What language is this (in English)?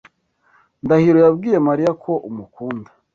Kinyarwanda